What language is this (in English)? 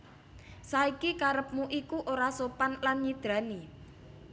Javanese